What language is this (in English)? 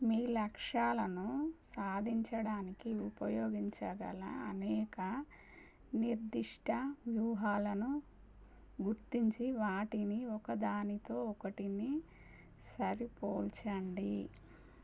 Telugu